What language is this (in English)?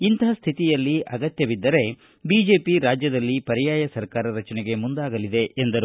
Kannada